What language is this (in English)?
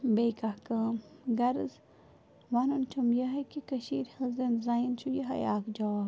Kashmiri